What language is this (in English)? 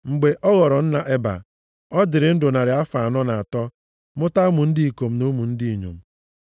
Igbo